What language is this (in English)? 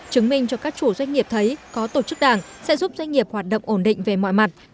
Vietnamese